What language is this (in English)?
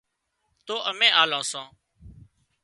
Wadiyara Koli